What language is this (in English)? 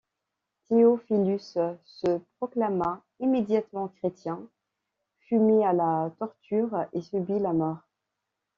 French